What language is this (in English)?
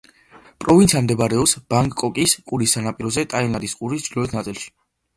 Georgian